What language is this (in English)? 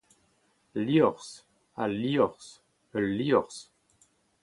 Breton